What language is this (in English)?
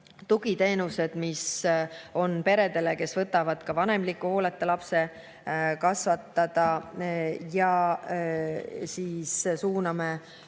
Estonian